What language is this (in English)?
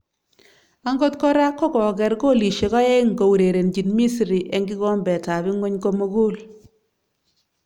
Kalenjin